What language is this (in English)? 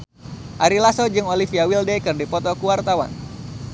Sundanese